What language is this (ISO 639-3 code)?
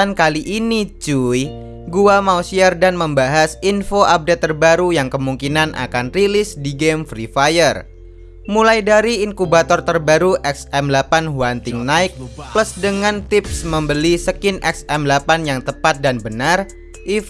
ind